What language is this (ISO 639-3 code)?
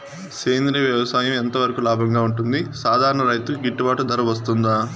tel